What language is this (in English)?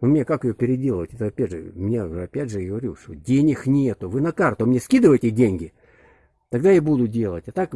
Russian